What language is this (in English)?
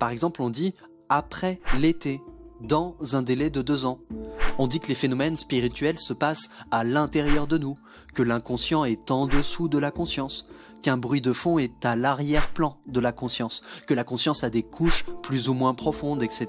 French